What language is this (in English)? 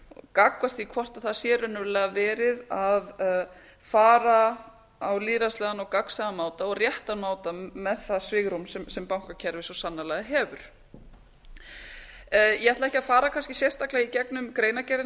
Icelandic